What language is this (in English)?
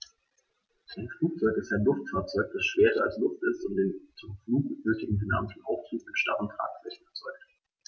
German